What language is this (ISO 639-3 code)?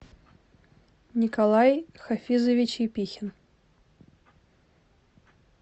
rus